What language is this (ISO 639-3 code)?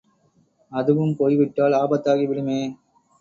tam